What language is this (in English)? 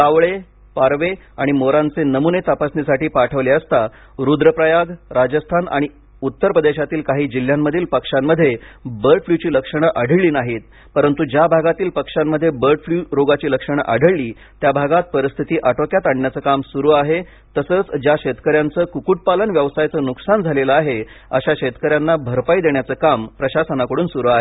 Marathi